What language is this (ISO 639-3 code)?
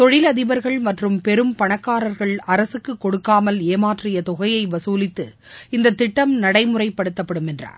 tam